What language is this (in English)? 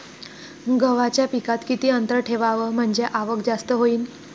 Marathi